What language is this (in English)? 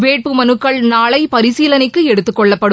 Tamil